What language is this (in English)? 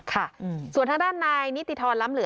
Thai